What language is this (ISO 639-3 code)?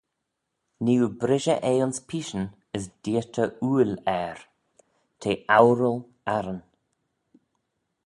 glv